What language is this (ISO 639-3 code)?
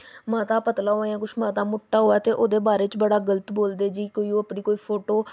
doi